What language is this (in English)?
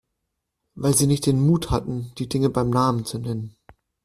German